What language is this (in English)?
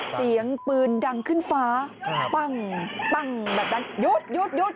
Thai